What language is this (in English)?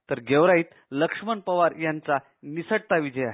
Marathi